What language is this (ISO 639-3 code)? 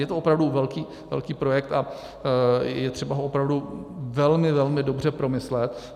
ces